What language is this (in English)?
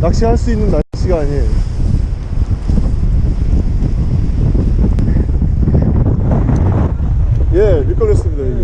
Korean